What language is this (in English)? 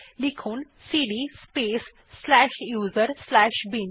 Bangla